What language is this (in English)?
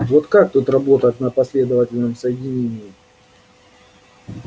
Russian